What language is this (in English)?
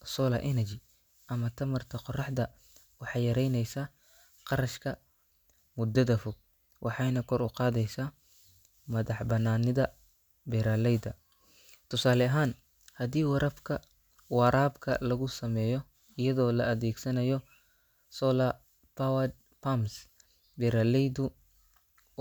Somali